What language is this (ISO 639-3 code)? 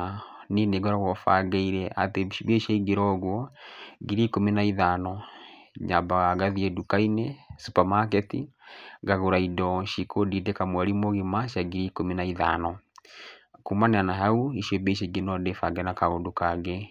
kik